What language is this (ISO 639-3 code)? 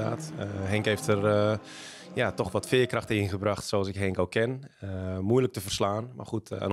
nld